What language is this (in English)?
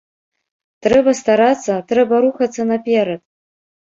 Belarusian